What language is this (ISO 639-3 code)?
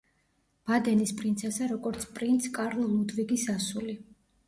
kat